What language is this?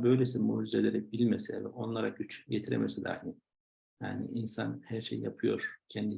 Turkish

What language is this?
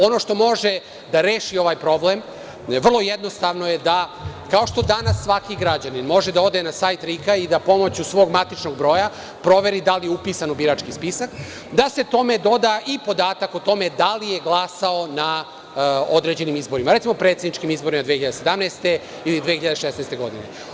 Serbian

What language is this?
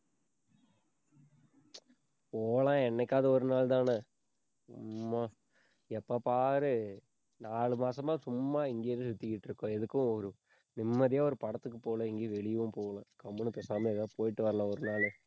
Tamil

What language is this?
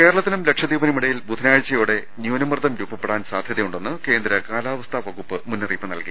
Malayalam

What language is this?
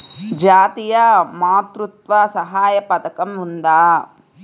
Telugu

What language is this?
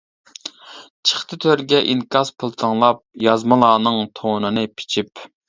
Uyghur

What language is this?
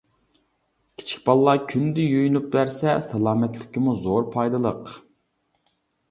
Uyghur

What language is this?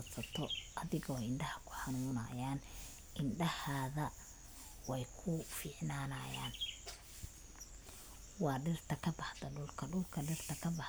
Somali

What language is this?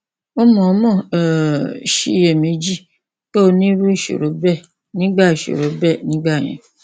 Yoruba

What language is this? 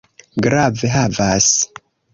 Esperanto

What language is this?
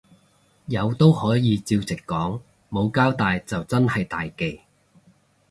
Cantonese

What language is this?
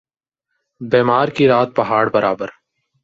Urdu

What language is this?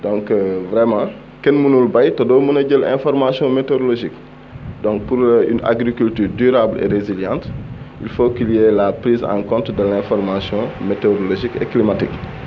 Wolof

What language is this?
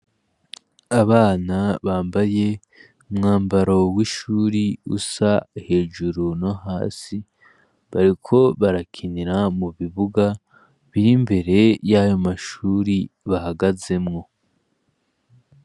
Rundi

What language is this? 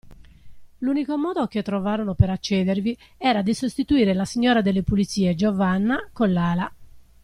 Italian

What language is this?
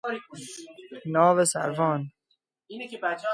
Persian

